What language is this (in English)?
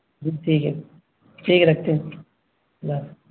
Urdu